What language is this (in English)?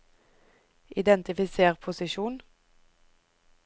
Norwegian